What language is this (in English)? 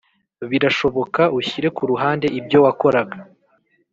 Kinyarwanda